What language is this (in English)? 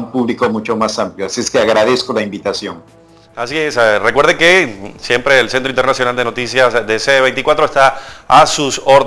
Spanish